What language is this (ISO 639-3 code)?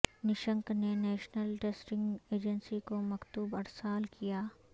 urd